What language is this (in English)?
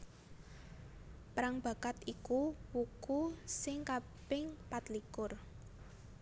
Javanese